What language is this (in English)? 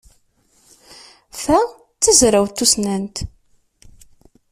Kabyle